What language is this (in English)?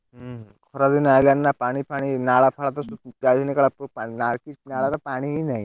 Odia